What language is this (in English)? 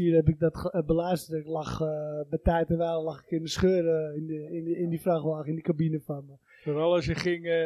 Dutch